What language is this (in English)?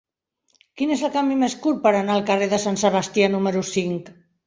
Catalan